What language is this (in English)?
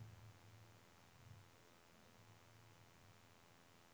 Norwegian